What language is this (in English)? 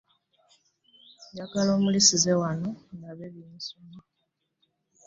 Ganda